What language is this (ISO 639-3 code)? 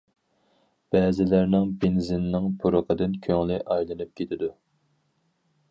uig